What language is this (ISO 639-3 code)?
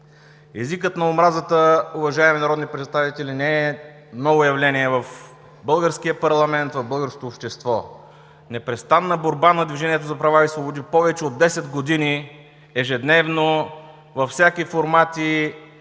bul